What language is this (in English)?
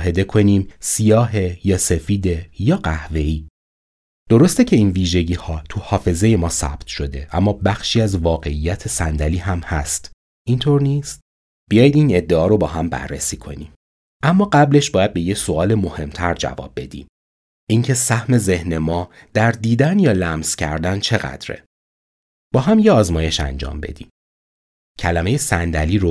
Persian